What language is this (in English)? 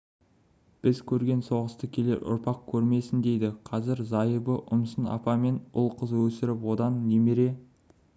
Kazakh